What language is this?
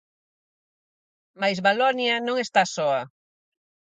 Galician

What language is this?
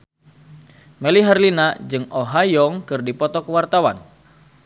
Sundanese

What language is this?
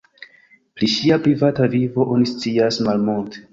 Esperanto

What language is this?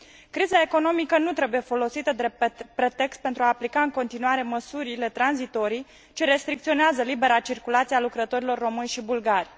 Romanian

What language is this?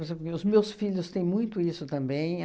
Portuguese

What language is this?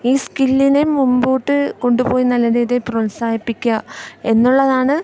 Malayalam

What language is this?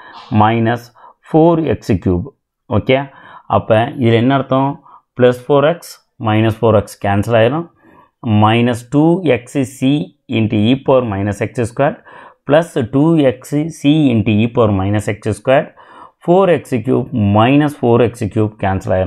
Vietnamese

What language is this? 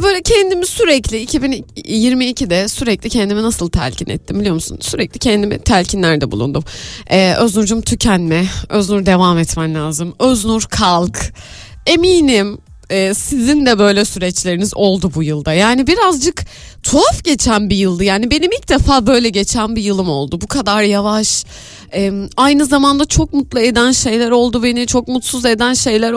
Turkish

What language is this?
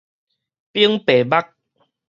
Min Nan Chinese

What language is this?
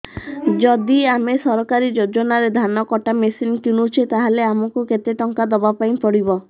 Odia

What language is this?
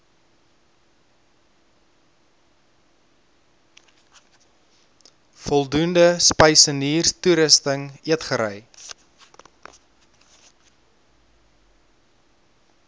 Afrikaans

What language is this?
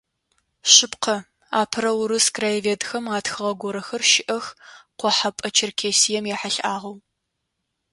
Adyghe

